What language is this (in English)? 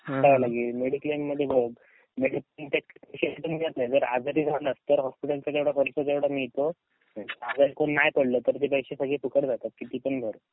Marathi